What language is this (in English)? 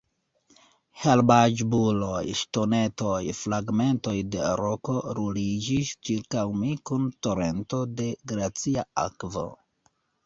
Esperanto